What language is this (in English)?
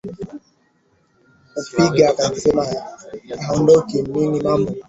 Swahili